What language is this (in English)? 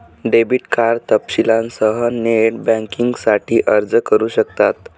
Marathi